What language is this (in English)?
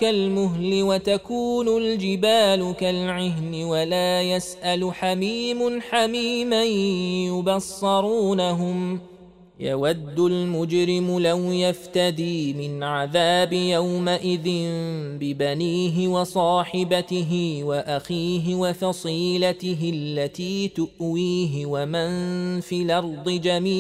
Arabic